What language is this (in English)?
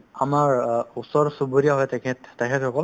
Assamese